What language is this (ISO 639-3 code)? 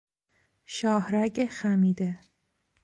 fas